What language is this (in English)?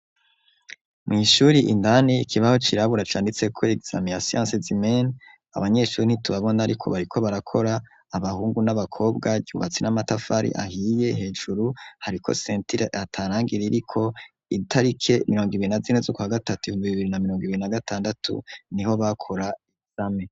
Rundi